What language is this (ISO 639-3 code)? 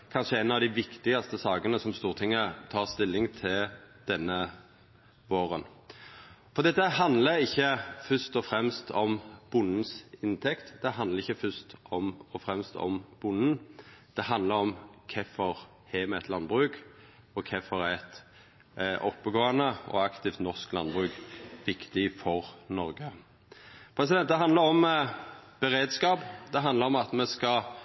nno